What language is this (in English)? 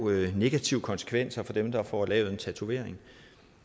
Danish